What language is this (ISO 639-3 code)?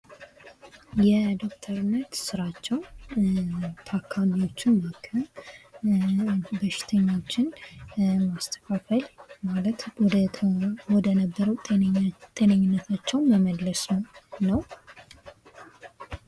amh